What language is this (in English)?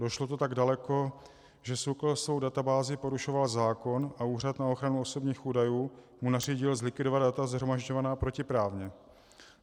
Czech